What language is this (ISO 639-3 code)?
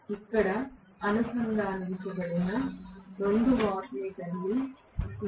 tel